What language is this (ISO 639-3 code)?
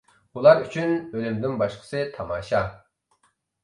uig